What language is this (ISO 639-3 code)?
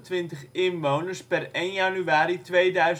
nld